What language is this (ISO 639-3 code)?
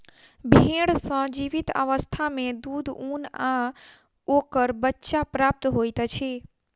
mai